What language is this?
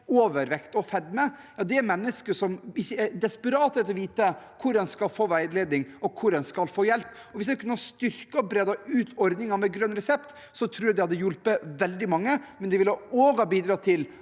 Norwegian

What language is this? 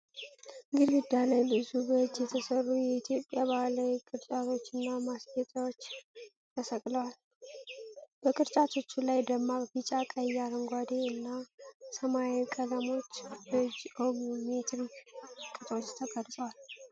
Amharic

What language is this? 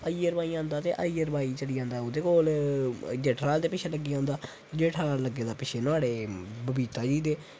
Dogri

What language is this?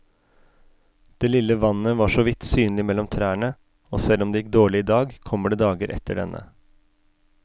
Norwegian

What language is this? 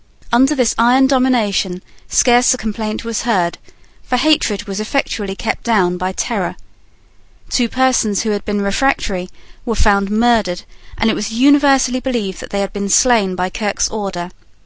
English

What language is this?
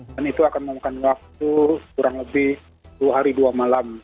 Indonesian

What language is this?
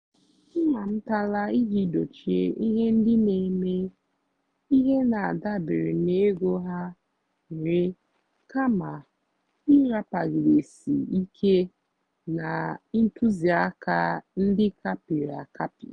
Igbo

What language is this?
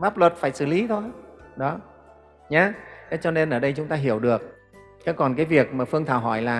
Vietnamese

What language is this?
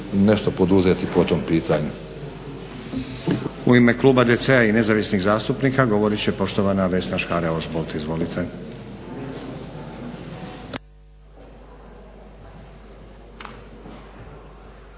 Croatian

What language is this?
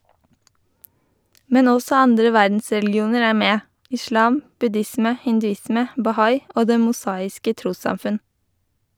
Norwegian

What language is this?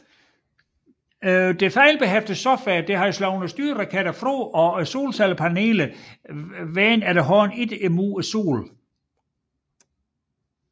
Danish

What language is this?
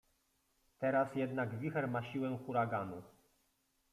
Polish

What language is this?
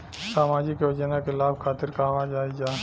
Bhojpuri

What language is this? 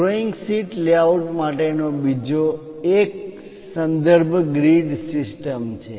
Gujarati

